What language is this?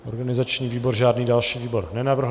Czech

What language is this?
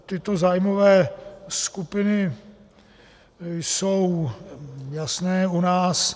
Czech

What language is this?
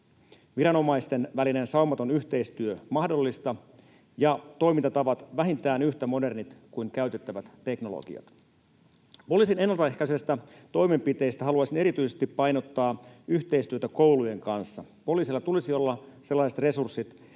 Finnish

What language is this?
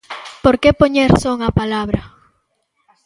Galician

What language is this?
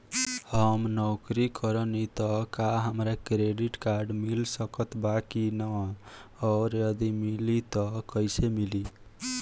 Bhojpuri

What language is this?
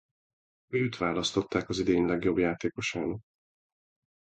Hungarian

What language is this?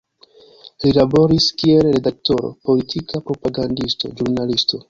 Esperanto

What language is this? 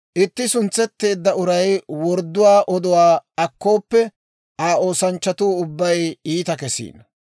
Dawro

